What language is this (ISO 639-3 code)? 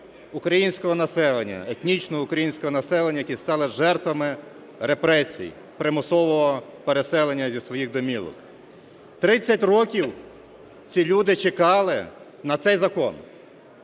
ukr